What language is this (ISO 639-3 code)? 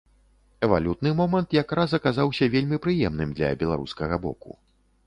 bel